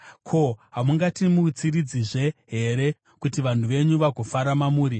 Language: Shona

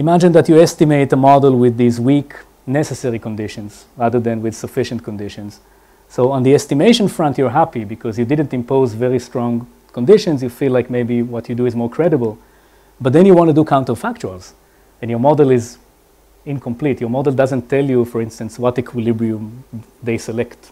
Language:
English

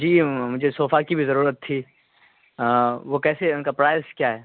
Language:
Urdu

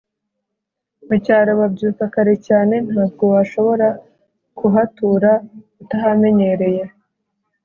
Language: Kinyarwanda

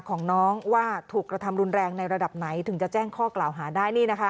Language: Thai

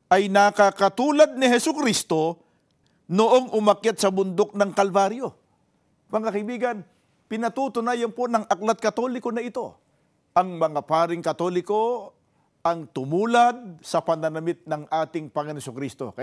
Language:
Filipino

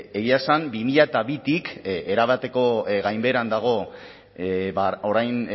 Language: Basque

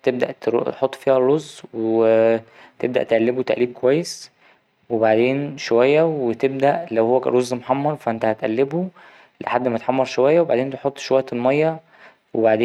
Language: Egyptian Arabic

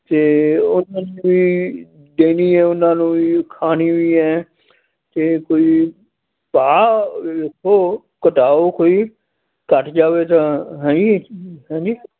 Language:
Punjabi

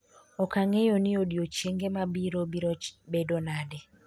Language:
Luo (Kenya and Tanzania)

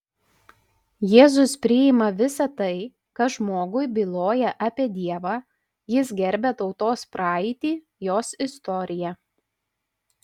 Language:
Lithuanian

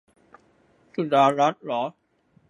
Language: Thai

